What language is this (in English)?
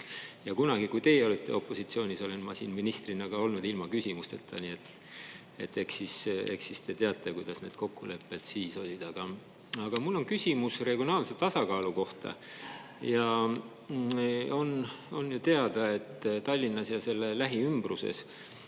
Estonian